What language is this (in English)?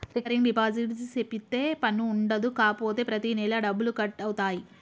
Telugu